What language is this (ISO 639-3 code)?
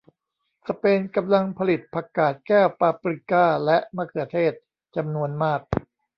tha